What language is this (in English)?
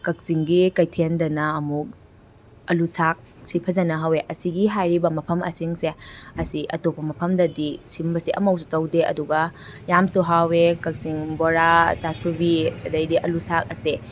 Manipuri